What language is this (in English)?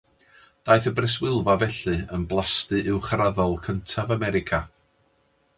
Welsh